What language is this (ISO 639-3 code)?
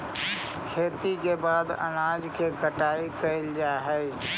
mag